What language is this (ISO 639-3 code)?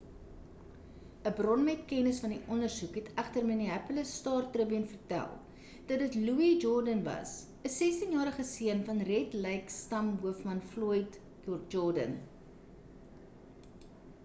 afr